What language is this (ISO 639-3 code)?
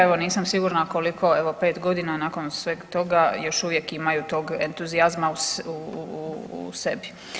hrv